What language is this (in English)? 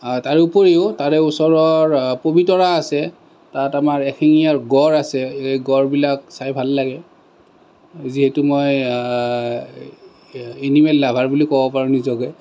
Assamese